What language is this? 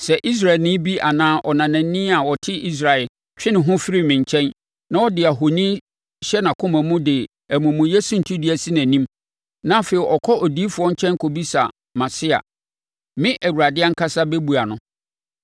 Akan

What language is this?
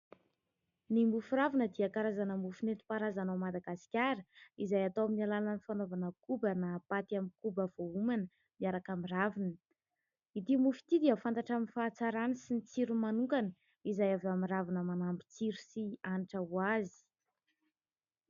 Malagasy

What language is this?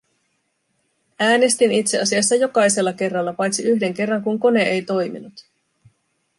Finnish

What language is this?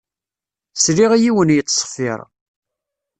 Kabyle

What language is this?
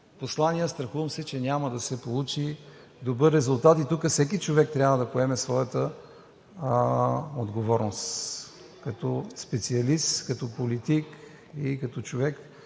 Bulgarian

